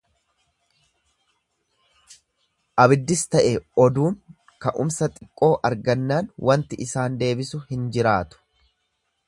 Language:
Oromo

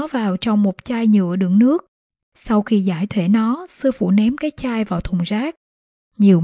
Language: Vietnamese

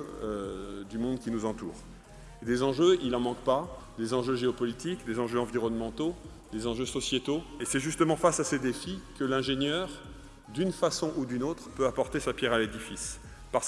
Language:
French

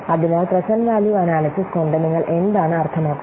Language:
Malayalam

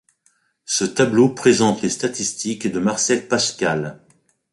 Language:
French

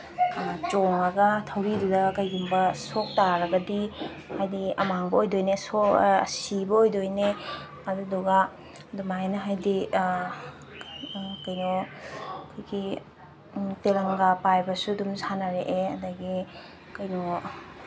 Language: Manipuri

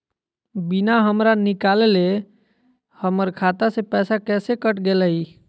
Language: Magahi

